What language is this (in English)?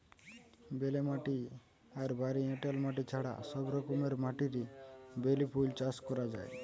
Bangla